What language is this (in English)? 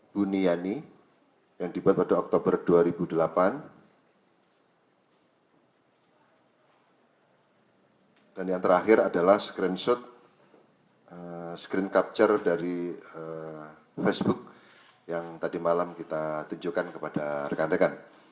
Indonesian